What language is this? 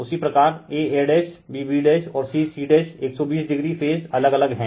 Hindi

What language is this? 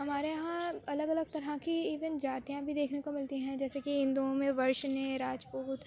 Urdu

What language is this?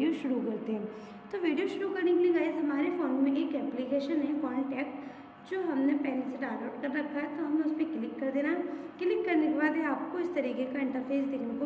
Hindi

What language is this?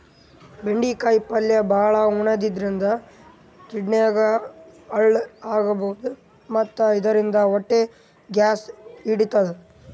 Kannada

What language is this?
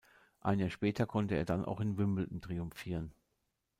German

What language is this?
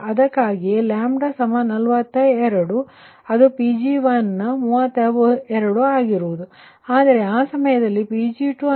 Kannada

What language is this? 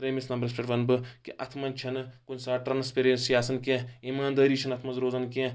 Kashmiri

